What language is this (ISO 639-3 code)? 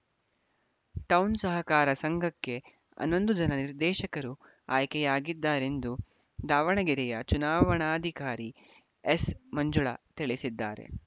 kan